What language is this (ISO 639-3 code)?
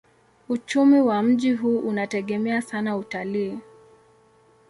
swa